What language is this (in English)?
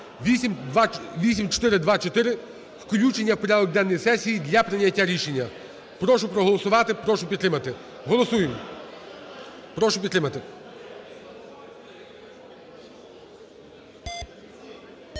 Ukrainian